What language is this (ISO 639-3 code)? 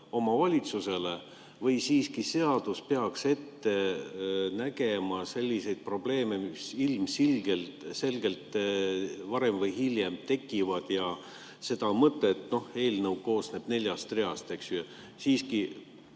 est